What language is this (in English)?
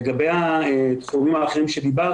Hebrew